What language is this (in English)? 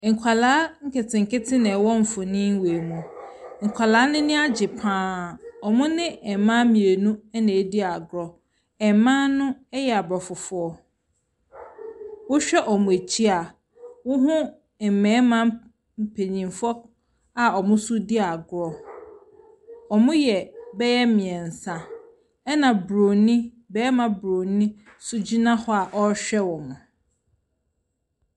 Akan